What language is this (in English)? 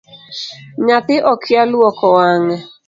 Luo (Kenya and Tanzania)